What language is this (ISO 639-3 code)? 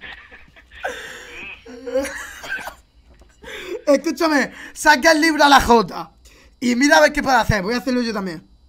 spa